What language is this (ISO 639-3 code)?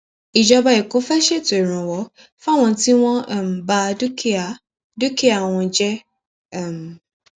yor